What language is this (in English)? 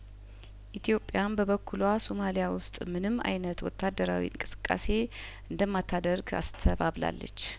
Amharic